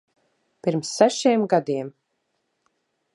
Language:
Latvian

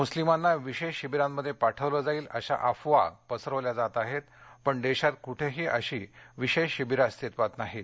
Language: Marathi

